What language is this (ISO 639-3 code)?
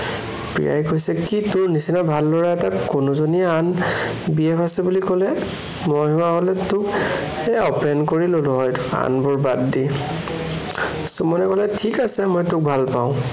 asm